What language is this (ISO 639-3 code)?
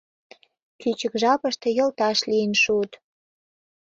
chm